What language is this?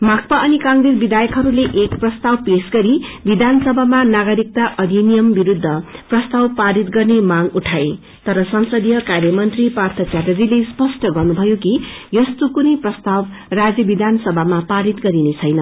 Nepali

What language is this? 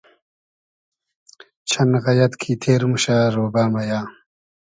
Hazaragi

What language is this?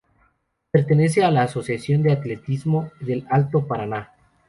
Spanish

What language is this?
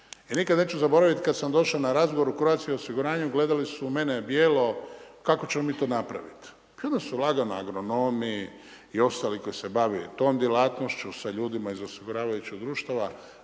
Croatian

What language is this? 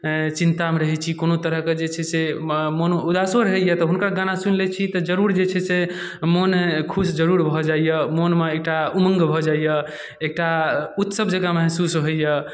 Maithili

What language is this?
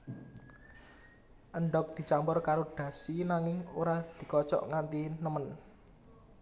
Javanese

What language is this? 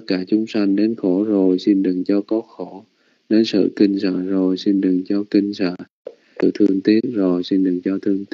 Vietnamese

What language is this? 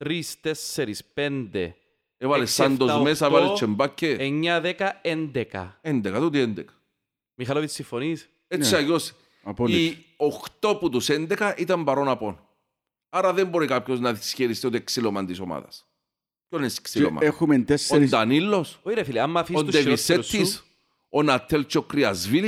Greek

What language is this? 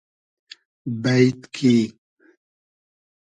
Hazaragi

